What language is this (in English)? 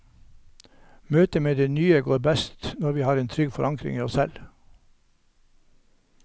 Norwegian